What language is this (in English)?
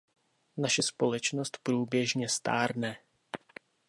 Czech